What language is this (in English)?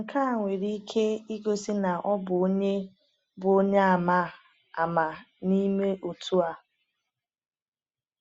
Igbo